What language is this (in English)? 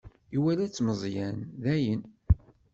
Kabyle